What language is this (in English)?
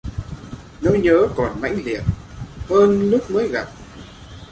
Vietnamese